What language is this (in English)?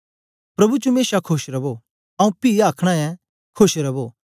Dogri